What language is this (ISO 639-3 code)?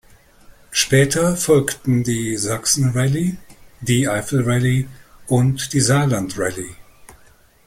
deu